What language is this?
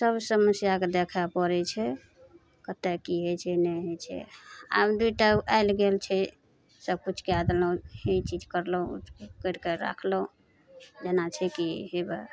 Maithili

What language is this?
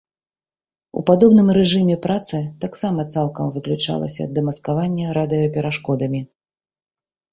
Belarusian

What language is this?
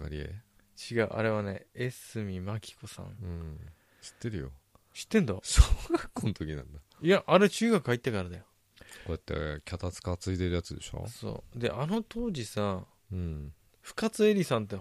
Japanese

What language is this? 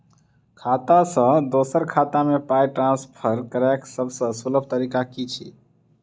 Maithili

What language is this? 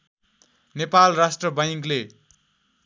Nepali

